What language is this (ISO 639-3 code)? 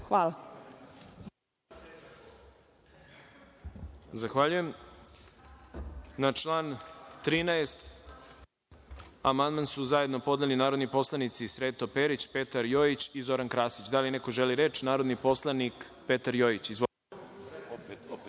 srp